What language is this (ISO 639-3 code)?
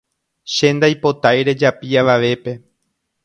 grn